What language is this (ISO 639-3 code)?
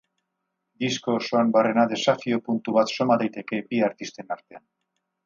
eus